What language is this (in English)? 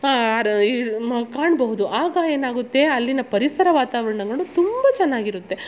Kannada